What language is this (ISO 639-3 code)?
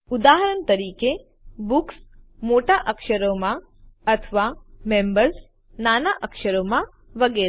guj